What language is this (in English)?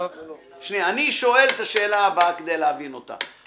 Hebrew